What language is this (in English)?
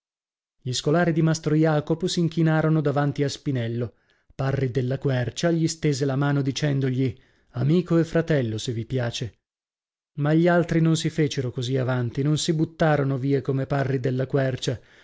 Italian